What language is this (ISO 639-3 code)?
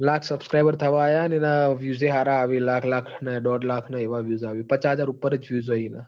guj